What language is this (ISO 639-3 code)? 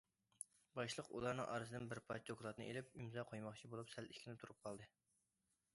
uig